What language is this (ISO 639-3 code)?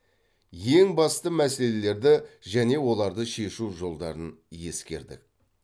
kaz